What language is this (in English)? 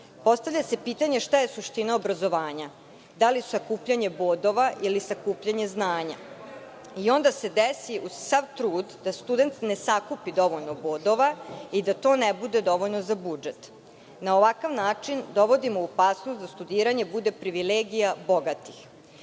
Serbian